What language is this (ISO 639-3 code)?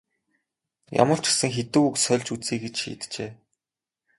mon